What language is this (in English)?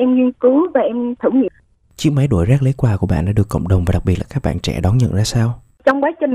Vietnamese